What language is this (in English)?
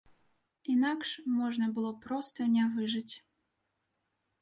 Belarusian